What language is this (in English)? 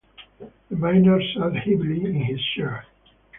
English